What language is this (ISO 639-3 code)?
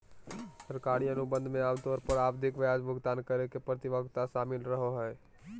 mag